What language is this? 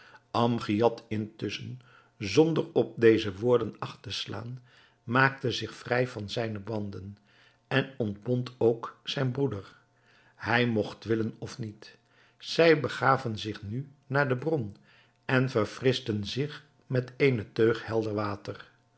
Dutch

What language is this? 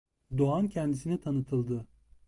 Turkish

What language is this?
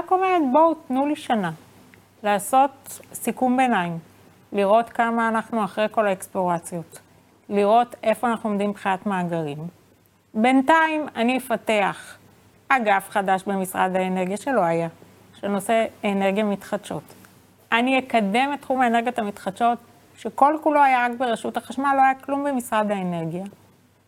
Hebrew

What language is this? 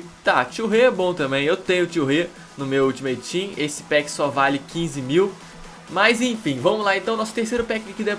Portuguese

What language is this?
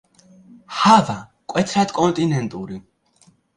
Georgian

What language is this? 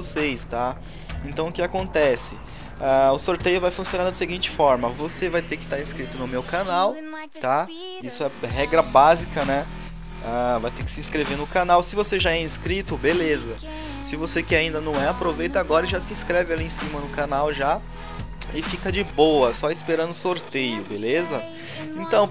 Portuguese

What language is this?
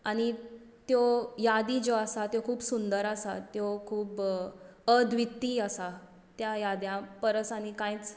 Konkani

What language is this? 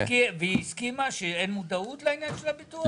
Hebrew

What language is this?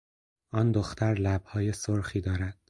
Persian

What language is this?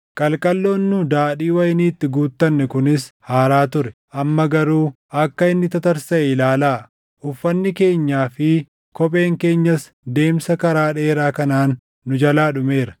Oromo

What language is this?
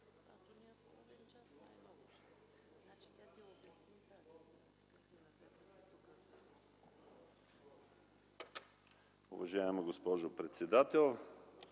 Bulgarian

